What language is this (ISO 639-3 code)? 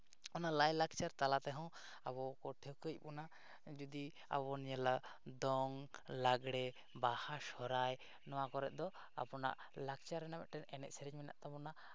sat